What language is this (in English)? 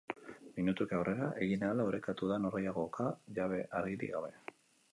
Basque